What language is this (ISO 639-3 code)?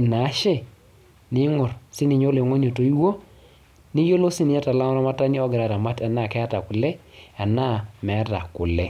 mas